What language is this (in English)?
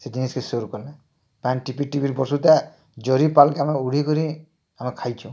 Odia